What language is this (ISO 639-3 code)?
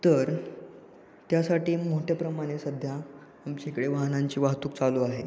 mar